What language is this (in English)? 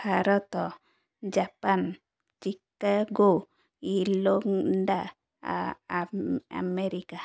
Odia